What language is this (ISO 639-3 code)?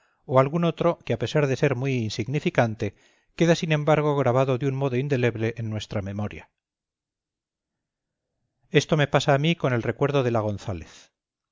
spa